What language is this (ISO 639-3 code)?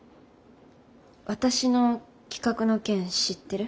jpn